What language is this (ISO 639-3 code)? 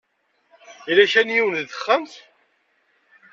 kab